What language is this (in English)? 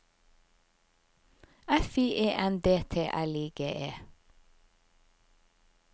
Norwegian